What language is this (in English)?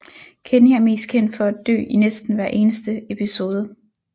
Danish